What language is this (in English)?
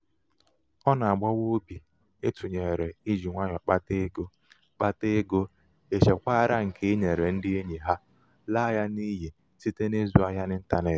Igbo